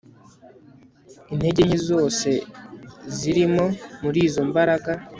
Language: Kinyarwanda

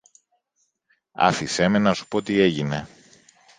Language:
Greek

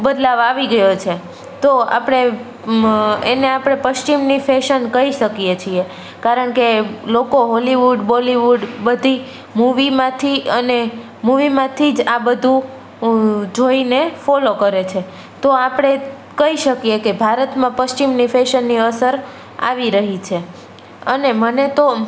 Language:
Gujarati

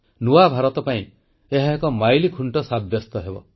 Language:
Odia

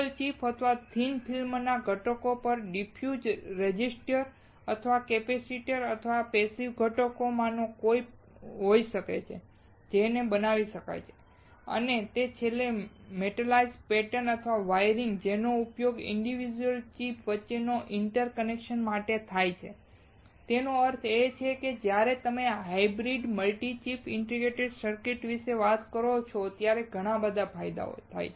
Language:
Gujarati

